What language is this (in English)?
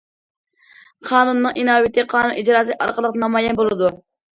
Uyghur